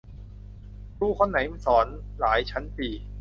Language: Thai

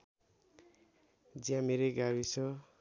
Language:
Nepali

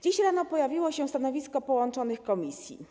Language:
Polish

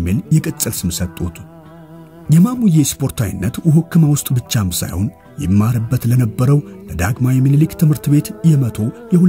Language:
Arabic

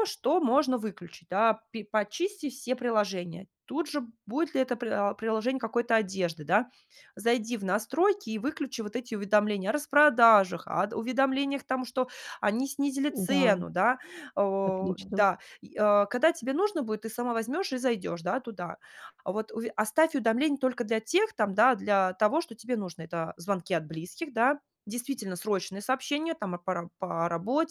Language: Russian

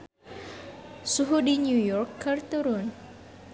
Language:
Sundanese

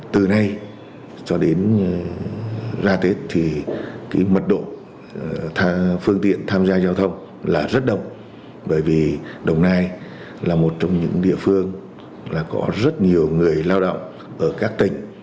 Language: Vietnamese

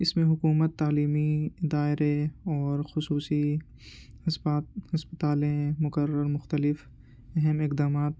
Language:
Urdu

